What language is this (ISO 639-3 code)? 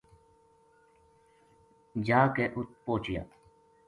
gju